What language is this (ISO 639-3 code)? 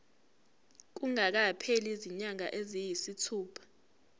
zul